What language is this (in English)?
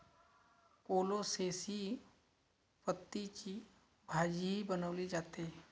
Marathi